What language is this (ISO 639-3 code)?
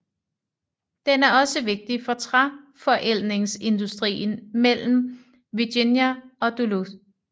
dan